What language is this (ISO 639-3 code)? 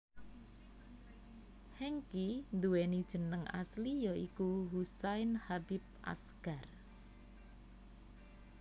jav